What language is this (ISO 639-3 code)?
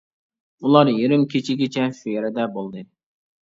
uig